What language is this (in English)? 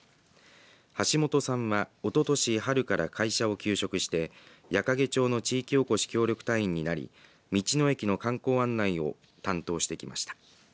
Japanese